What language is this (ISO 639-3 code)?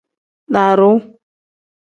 kdh